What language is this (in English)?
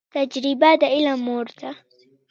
Pashto